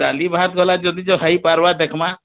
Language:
Odia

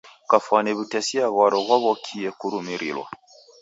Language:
Taita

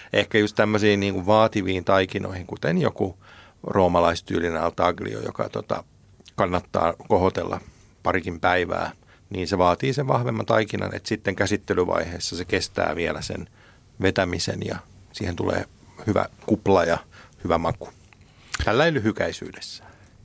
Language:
Finnish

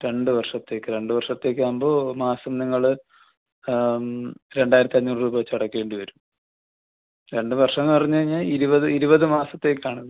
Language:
Malayalam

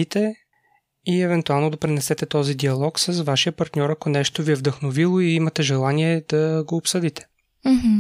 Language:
Bulgarian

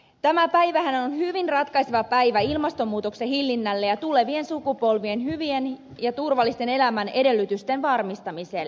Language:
Finnish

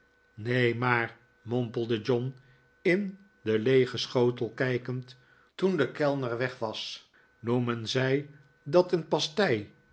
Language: Dutch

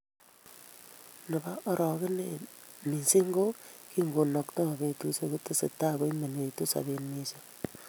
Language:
Kalenjin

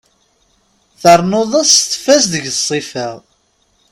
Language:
Kabyle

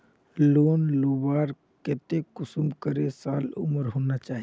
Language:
Magahi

